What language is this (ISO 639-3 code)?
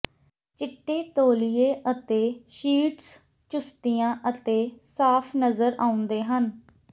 pan